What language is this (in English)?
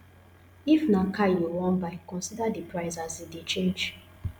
Nigerian Pidgin